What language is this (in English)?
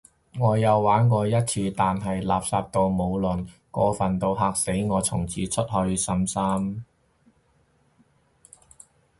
Cantonese